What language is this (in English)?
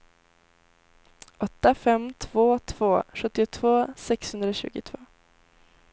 Swedish